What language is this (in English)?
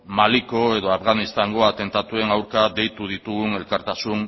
Basque